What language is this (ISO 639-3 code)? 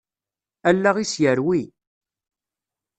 kab